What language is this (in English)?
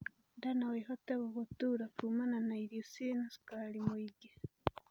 Kikuyu